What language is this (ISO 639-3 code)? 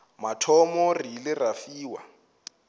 nso